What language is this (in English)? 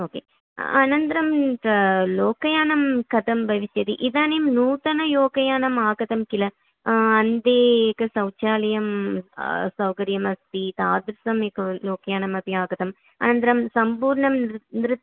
Sanskrit